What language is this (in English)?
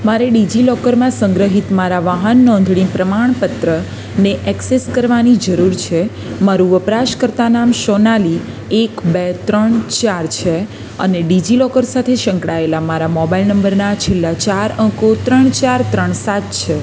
Gujarati